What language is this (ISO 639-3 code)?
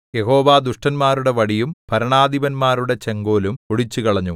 mal